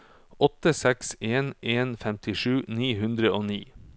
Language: Norwegian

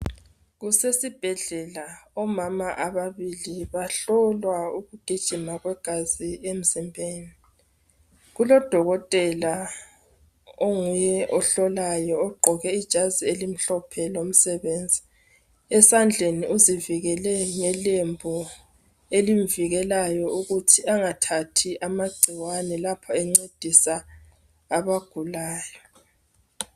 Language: North Ndebele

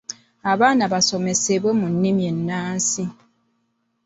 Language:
Ganda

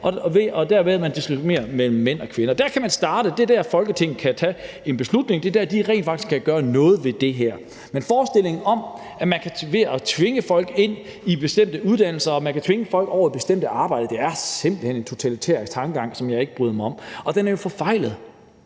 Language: Danish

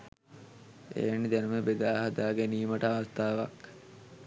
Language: Sinhala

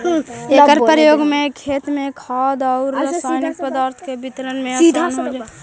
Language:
Magahi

